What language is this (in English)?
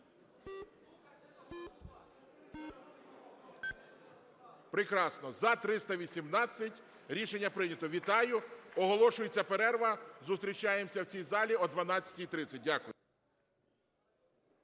Ukrainian